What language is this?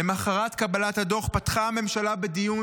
Hebrew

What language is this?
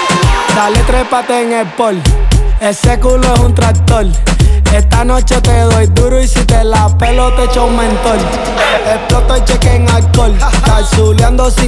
German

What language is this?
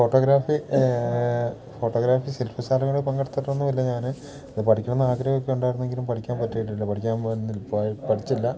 Malayalam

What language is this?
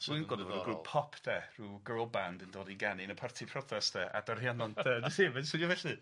Welsh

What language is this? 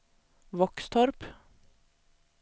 Swedish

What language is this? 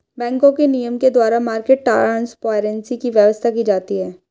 Hindi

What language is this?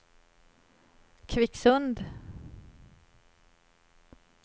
Swedish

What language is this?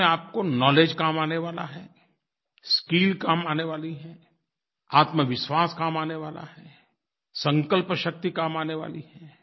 Hindi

